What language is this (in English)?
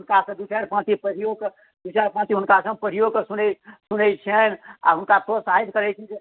Maithili